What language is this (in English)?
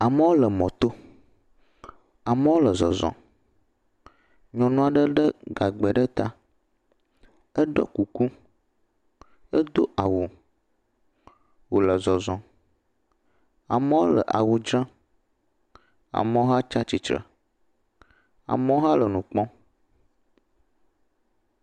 Ewe